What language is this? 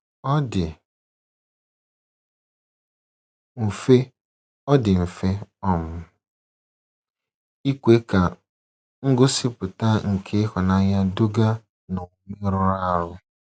Igbo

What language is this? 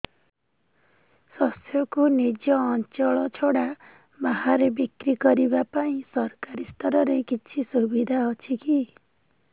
Odia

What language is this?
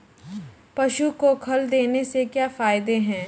Hindi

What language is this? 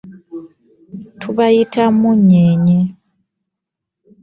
Ganda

